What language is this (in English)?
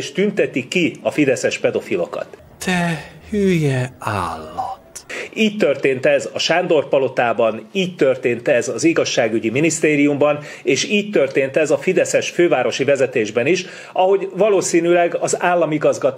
Hungarian